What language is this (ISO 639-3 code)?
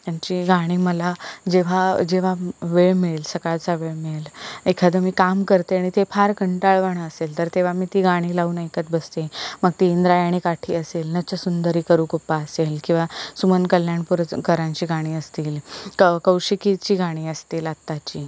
mar